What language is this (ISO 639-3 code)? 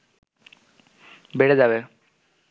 ben